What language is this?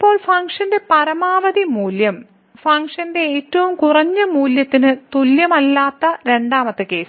Malayalam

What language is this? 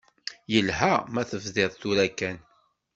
Kabyle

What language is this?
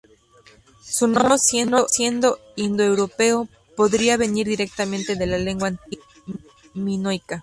Spanish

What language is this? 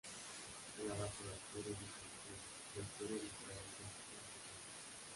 Spanish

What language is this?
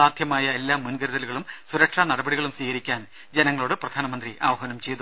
Malayalam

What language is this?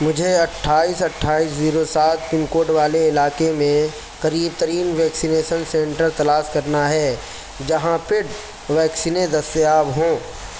Urdu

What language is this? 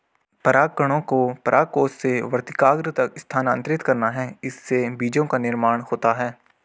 Hindi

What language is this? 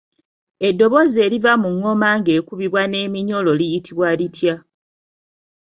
Ganda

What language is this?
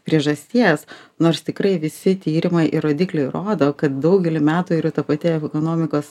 Lithuanian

